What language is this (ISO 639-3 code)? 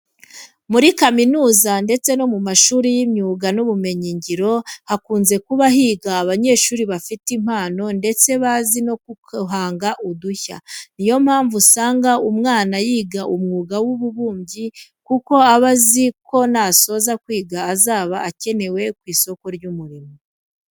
kin